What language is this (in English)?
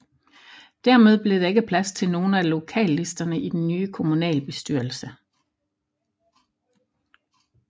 Danish